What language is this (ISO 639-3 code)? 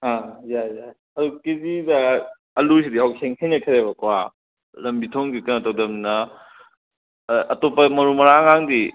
mni